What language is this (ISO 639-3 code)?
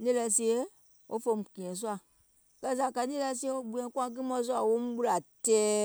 gol